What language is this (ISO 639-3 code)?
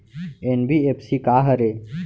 hne